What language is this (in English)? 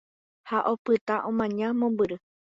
Guarani